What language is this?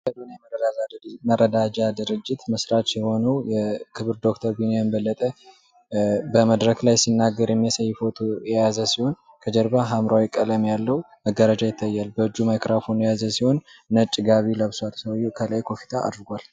Amharic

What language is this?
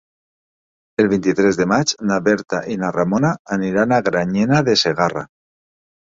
Catalan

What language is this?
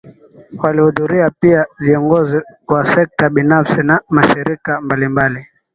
Swahili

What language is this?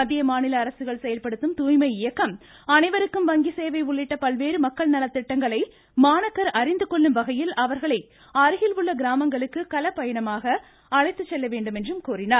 Tamil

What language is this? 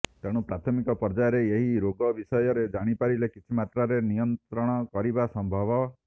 Odia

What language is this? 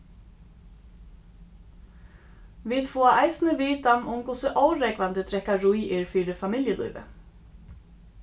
Faroese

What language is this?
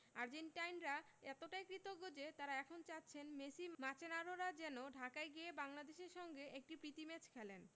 Bangla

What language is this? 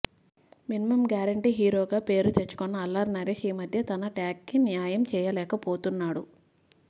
Telugu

